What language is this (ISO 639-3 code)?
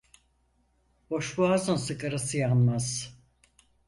tur